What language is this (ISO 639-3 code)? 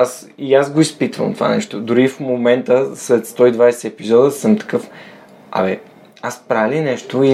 bul